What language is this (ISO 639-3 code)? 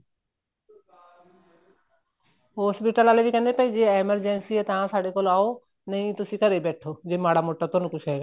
pan